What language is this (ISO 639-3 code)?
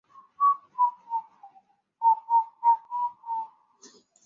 zho